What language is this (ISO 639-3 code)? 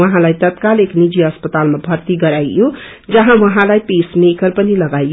nep